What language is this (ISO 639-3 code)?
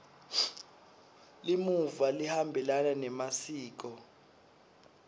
ssw